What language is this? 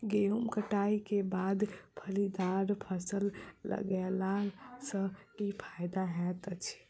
Maithili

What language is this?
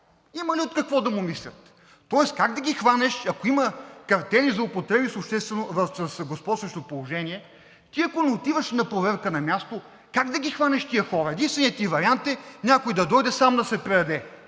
Bulgarian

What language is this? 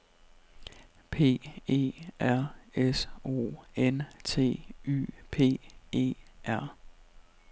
Danish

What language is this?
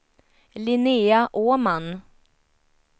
Swedish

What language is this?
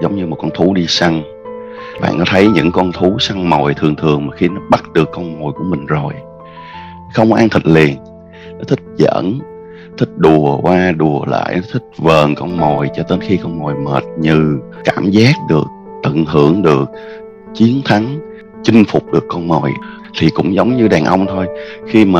Vietnamese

